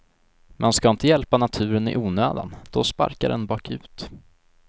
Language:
Swedish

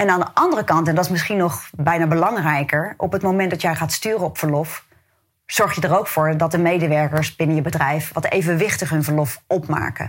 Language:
Dutch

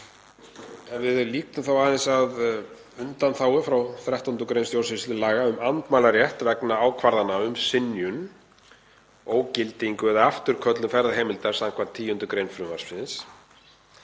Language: Icelandic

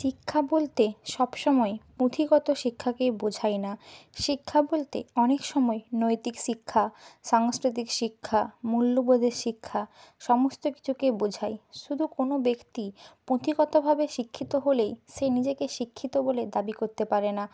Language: Bangla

